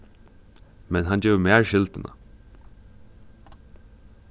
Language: Faroese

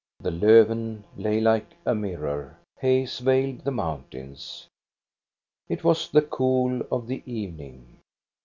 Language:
English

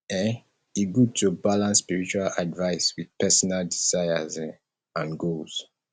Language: Nigerian Pidgin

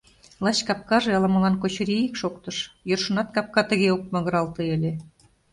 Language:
Mari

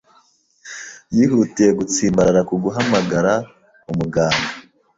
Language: Kinyarwanda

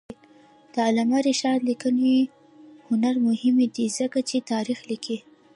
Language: Pashto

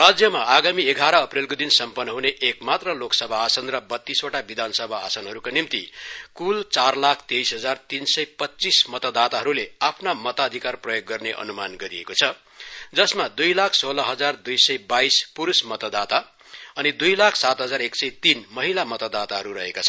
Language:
Nepali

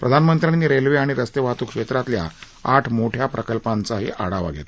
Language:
Marathi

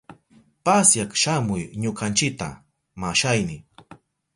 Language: Southern Pastaza Quechua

